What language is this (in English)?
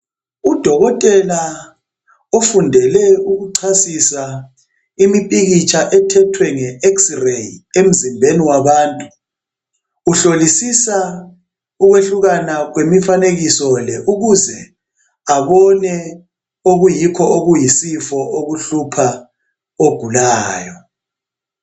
North Ndebele